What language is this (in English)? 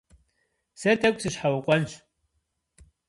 Kabardian